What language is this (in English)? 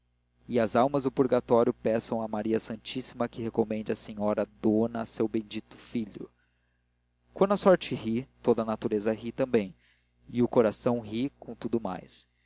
Portuguese